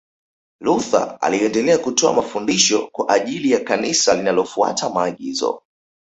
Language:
Swahili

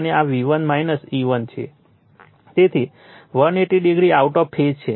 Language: Gujarati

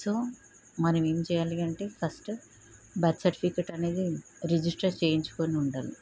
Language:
Telugu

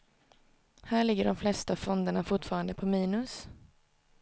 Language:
Swedish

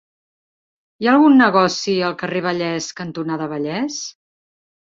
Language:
Catalan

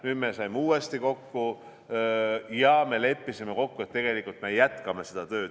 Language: Estonian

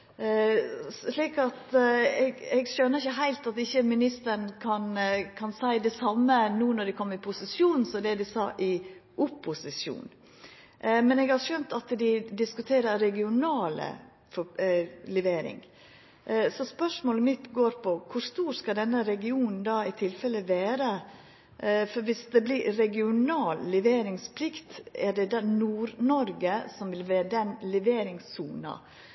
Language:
Norwegian Nynorsk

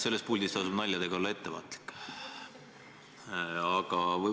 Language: Estonian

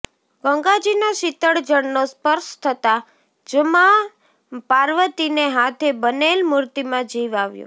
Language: Gujarati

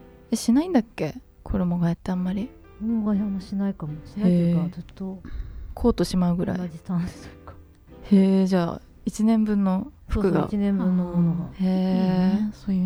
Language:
Japanese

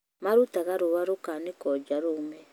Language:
Kikuyu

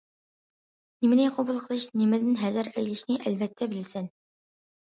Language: Uyghur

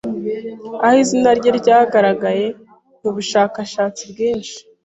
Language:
Kinyarwanda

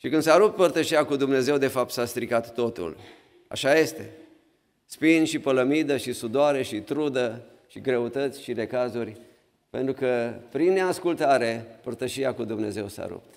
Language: Romanian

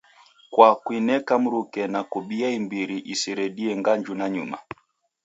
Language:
Taita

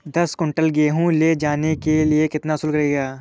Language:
Hindi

